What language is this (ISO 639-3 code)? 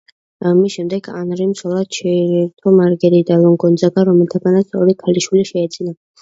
kat